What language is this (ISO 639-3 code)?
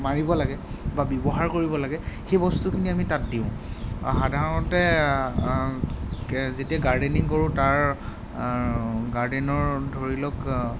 asm